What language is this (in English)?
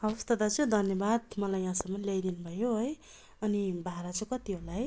Nepali